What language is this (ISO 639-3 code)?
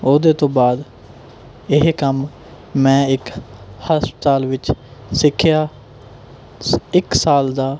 pan